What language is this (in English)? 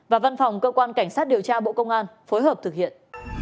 Vietnamese